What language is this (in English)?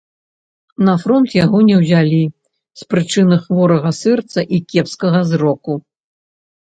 Belarusian